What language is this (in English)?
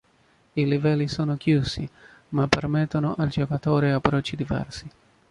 Italian